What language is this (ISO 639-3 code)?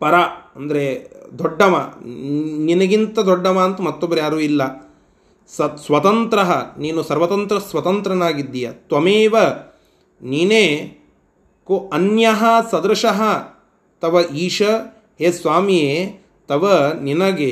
kan